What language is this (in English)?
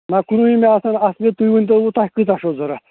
Kashmiri